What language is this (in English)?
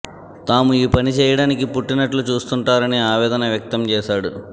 Telugu